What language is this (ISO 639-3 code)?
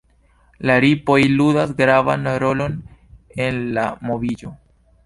epo